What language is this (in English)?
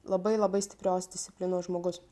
Lithuanian